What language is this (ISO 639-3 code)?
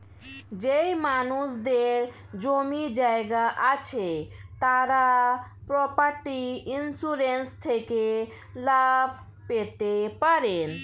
ben